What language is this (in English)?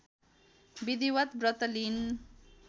Nepali